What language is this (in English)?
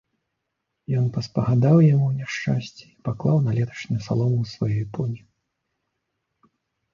Belarusian